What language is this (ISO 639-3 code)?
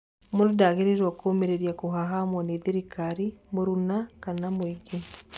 kik